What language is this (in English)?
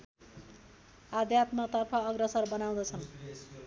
Nepali